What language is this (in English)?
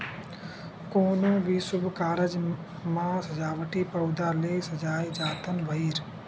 Chhattisgarhi